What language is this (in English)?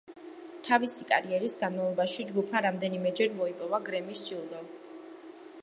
Georgian